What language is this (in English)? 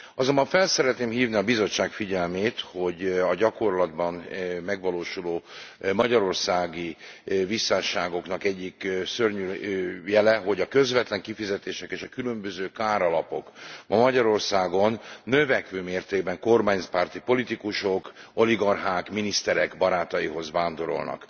Hungarian